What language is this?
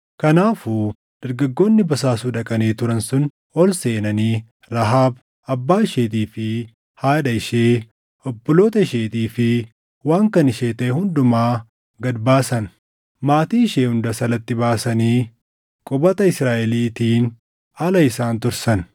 Oromo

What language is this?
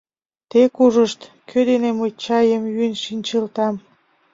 Mari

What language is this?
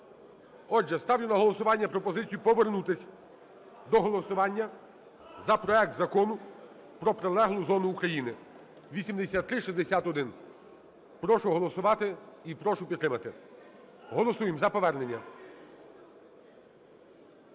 Ukrainian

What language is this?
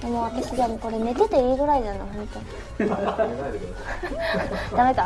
Japanese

